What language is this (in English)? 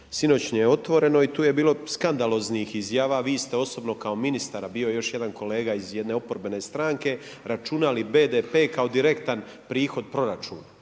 Croatian